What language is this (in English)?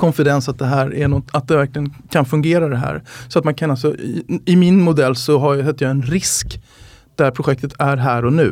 Swedish